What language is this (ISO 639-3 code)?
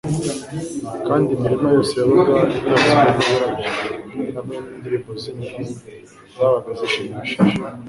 kin